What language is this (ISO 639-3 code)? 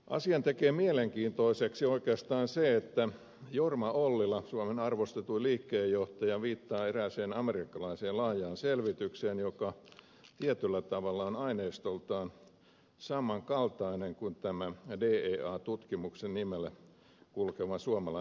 fin